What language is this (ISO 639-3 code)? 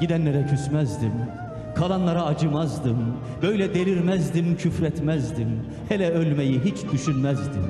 tur